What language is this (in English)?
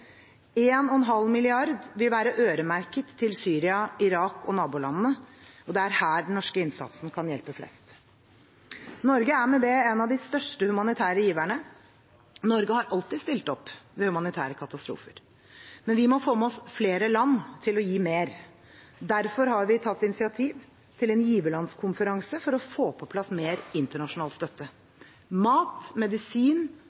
Norwegian Bokmål